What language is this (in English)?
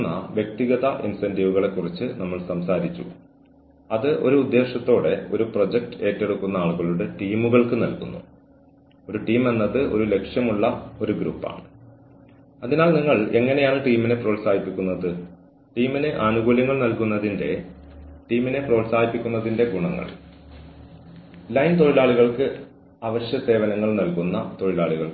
Malayalam